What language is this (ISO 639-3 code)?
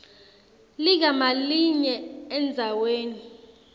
ssw